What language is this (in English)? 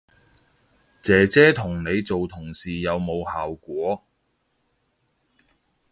Cantonese